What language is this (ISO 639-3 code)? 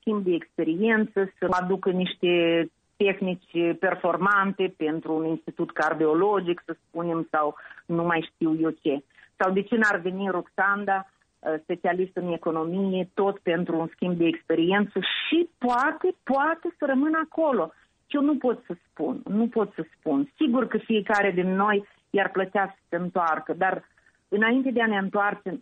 ron